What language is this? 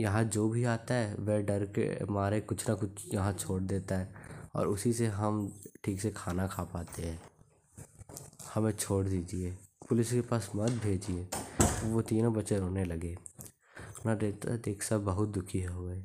Hindi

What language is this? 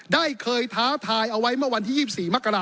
Thai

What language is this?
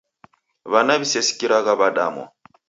Taita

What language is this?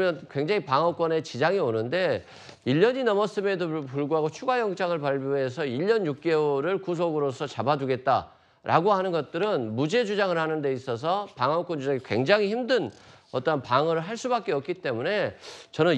Korean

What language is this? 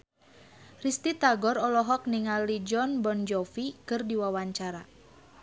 Sundanese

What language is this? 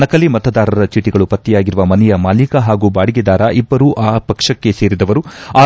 Kannada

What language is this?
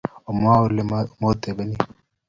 Kalenjin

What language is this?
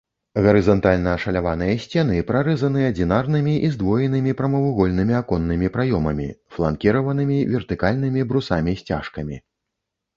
Belarusian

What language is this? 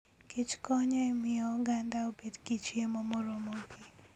Luo (Kenya and Tanzania)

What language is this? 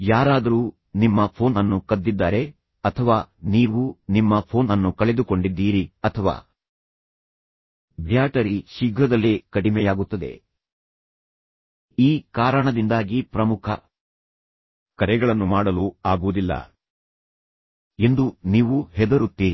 Kannada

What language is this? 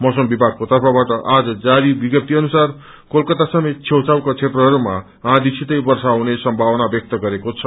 Nepali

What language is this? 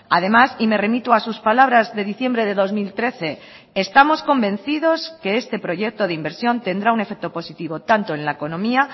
Spanish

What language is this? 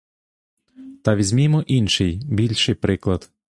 Ukrainian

